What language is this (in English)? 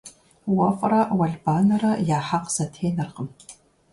Kabardian